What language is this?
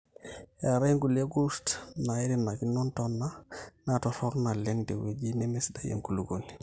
Masai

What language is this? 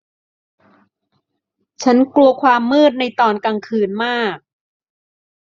Thai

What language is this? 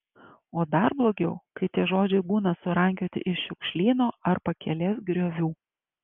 Lithuanian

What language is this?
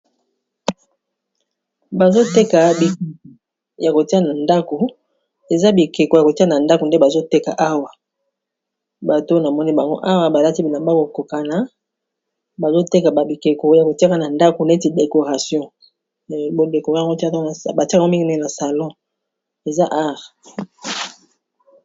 Lingala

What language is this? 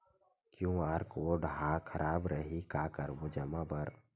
Chhattisgarhi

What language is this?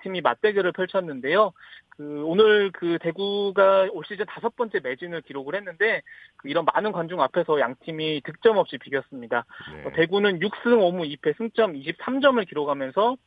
Korean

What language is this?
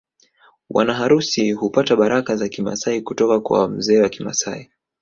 Swahili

